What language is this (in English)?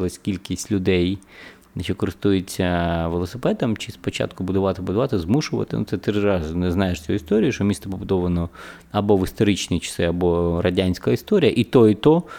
Ukrainian